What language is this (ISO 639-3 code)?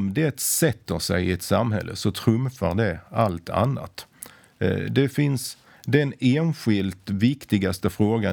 swe